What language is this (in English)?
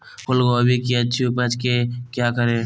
Magahi